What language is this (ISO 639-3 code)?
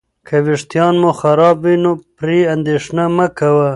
pus